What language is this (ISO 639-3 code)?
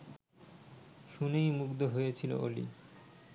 ben